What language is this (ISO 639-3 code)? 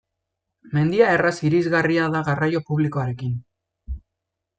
eus